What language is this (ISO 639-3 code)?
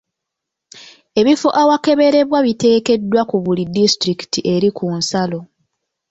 lug